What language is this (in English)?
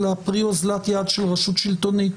Hebrew